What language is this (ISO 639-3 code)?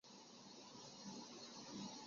zho